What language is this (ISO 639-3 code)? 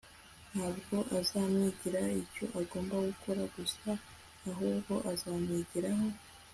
kin